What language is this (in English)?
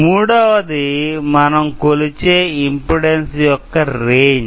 Telugu